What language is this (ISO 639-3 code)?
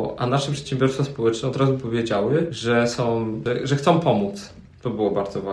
pol